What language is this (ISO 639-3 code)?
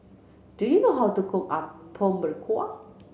eng